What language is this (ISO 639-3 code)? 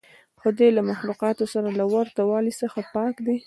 pus